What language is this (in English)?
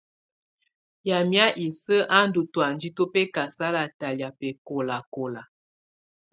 Tunen